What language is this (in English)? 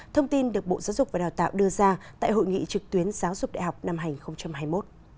Vietnamese